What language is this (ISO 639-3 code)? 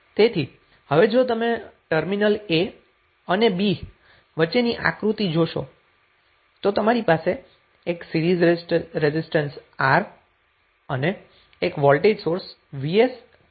guj